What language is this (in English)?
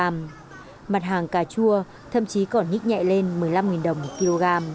Vietnamese